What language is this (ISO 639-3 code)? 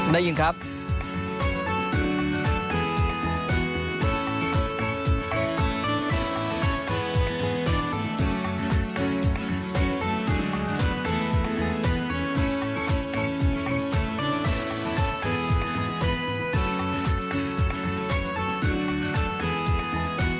tha